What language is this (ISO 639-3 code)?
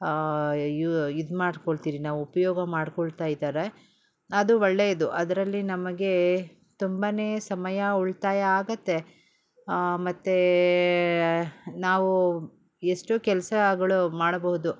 kan